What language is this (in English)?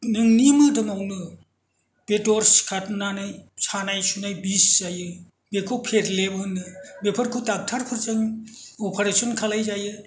Bodo